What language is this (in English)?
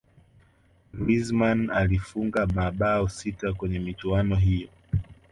Swahili